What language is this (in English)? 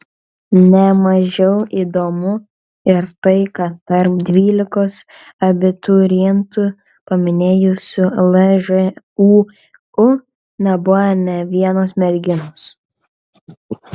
Lithuanian